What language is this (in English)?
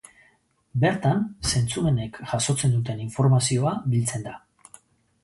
Basque